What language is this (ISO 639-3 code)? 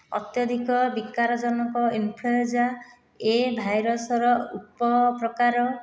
ori